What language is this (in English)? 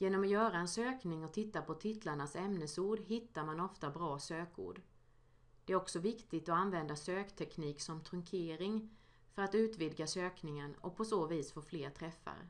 Swedish